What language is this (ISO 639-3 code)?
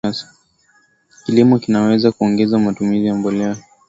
swa